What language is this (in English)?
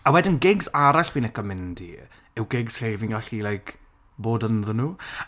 Welsh